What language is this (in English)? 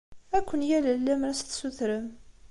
Kabyle